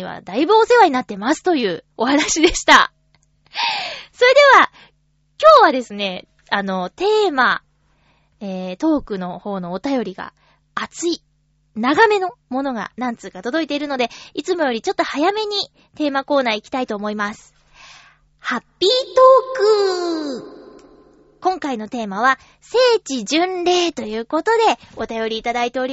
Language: Japanese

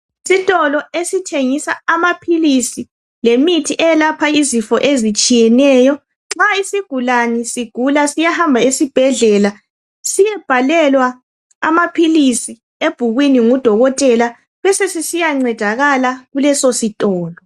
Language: North Ndebele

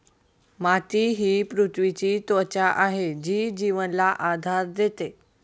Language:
Marathi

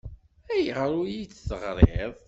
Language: Kabyle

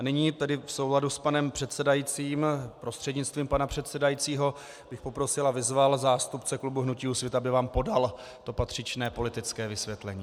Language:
Czech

